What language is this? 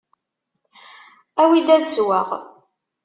Kabyle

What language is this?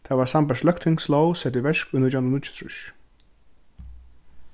Faroese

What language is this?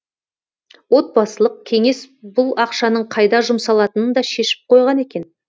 Kazakh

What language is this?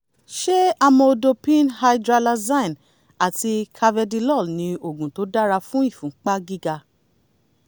Yoruba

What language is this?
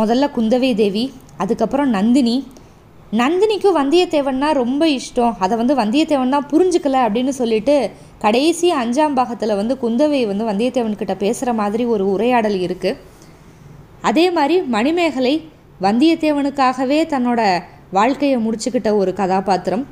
Tamil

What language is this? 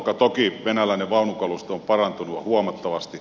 Finnish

